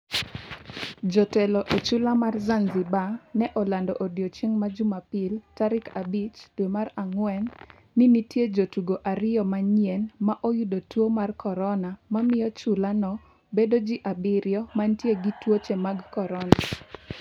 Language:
Luo (Kenya and Tanzania)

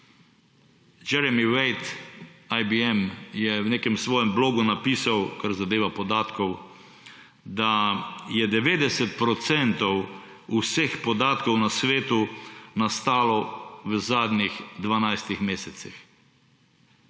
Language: Slovenian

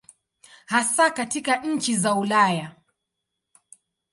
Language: Swahili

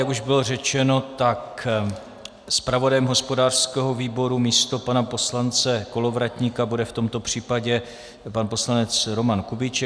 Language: Czech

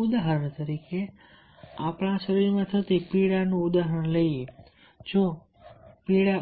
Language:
Gujarati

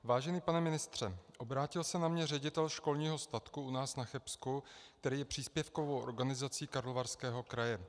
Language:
Czech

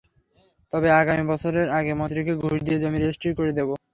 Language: Bangla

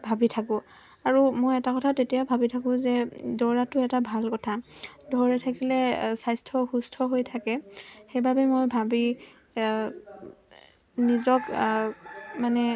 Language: Assamese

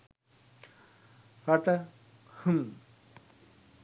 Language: Sinhala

